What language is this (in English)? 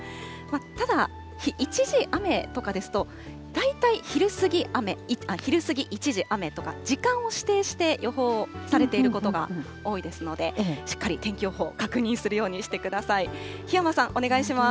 Japanese